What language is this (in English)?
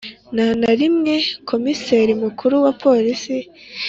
Kinyarwanda